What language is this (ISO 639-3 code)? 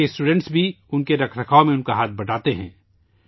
urd